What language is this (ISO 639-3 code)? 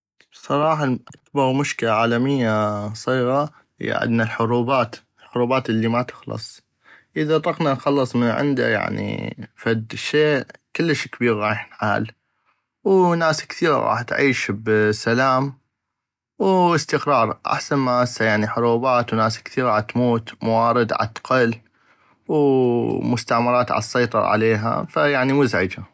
ayp